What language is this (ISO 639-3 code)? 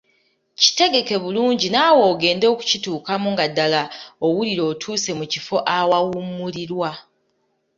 lug